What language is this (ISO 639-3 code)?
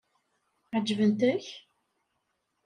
kab